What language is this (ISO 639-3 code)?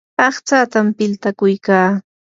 qur